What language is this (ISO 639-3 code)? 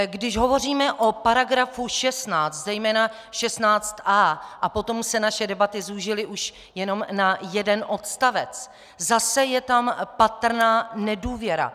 ces